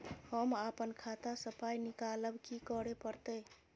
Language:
Maithili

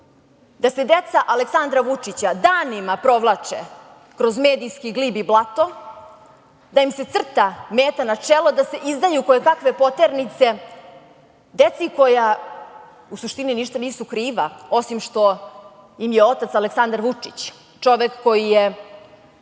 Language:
Serbian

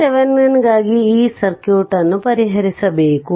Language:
Kannada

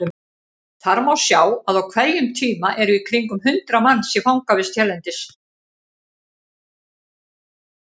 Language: Icelandic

